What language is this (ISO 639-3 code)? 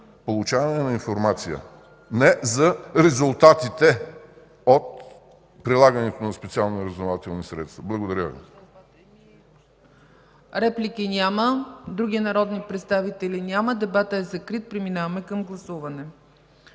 bul